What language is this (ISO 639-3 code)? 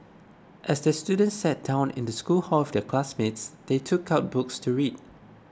eng